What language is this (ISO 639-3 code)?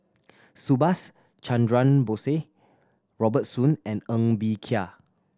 eng